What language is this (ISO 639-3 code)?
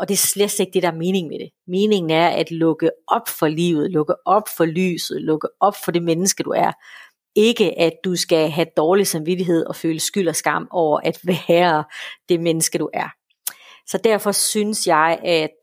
dan